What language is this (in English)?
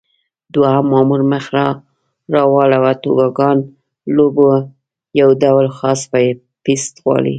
Pashto